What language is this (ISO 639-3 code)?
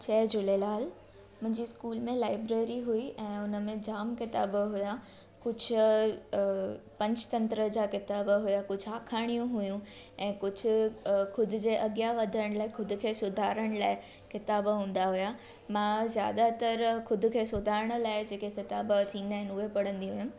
snd